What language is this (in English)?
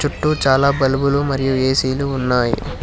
Telugu